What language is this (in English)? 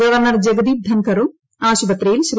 Malayalam